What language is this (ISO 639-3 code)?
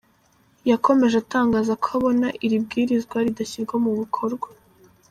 kin